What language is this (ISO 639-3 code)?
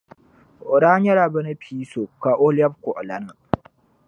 dag